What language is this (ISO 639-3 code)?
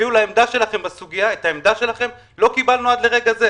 heb